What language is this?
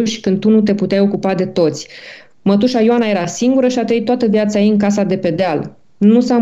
Romanian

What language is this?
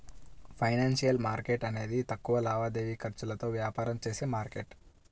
Telugu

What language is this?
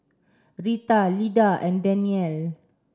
English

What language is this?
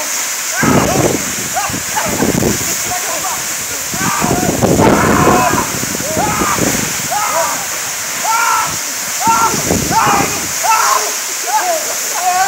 Portuguese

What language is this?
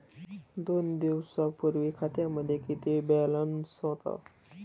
Marathi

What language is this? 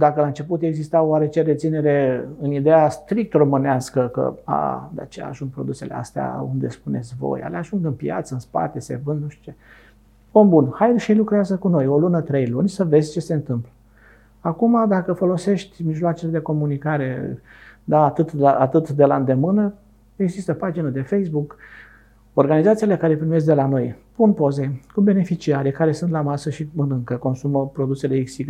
Romanian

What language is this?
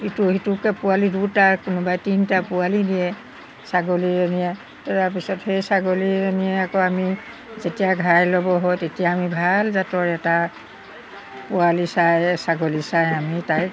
Assamese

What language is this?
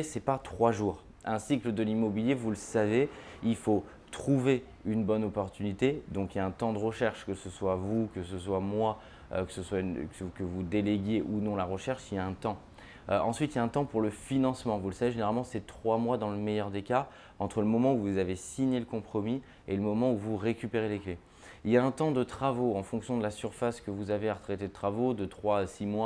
French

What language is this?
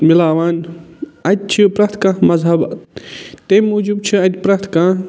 Kashmiri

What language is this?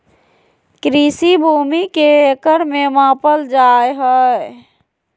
Magahi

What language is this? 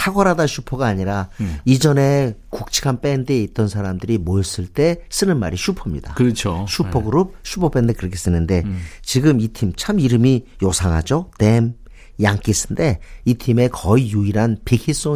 Korean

